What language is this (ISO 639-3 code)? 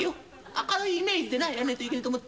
jpn